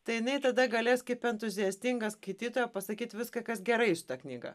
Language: Lithuanian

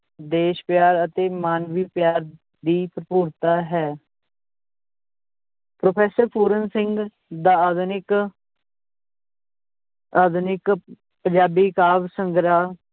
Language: Punjabi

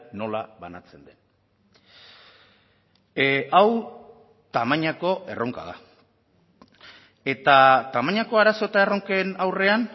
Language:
Basque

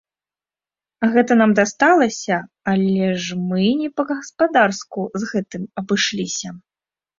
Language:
Belarusian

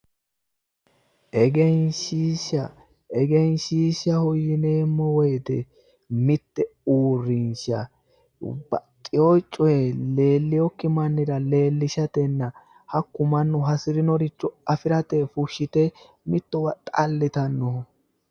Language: Sidamo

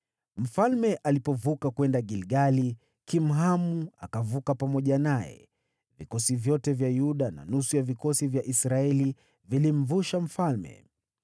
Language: Swahili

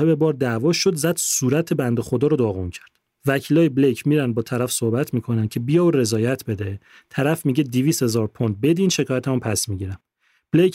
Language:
Persian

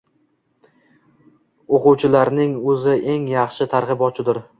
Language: Uzbek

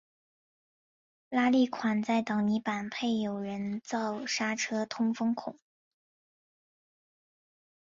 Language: Chinese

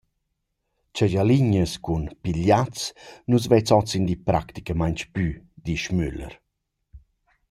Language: Romansh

